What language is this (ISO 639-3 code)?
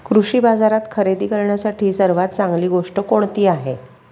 mar